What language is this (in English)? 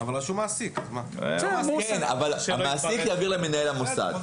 Hebrew